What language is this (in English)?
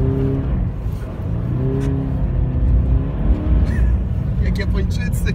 Polish